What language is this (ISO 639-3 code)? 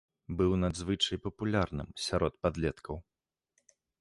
bel